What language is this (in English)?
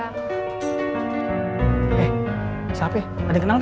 Indonesian